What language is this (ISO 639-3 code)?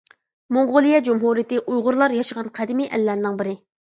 uig